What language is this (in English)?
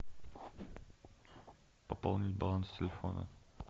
Russian